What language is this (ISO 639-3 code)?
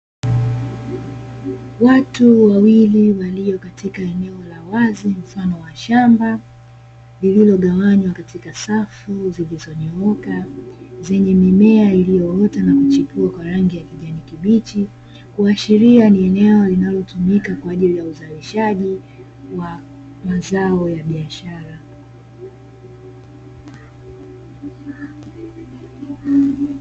swa